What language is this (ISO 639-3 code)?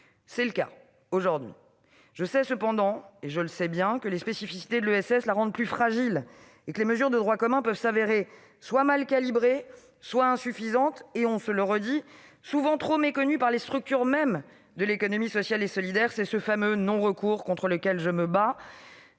fra